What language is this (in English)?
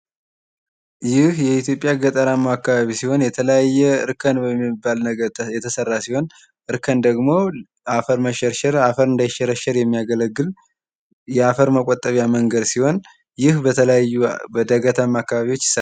Amharic